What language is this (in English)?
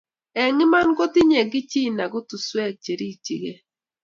Kalenjin